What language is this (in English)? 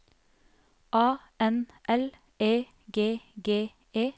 Norwegian